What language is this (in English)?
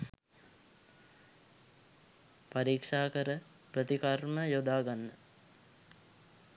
Sinhala